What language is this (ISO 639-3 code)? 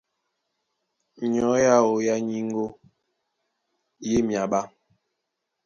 dua